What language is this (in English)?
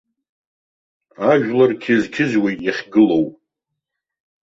Abkhazian